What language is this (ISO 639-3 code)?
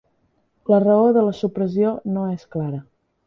cat